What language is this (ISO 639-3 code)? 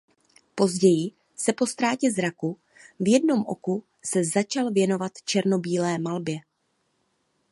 ces